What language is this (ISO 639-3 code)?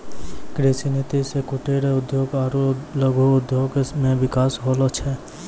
mai